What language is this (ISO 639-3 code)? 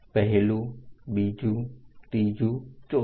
guj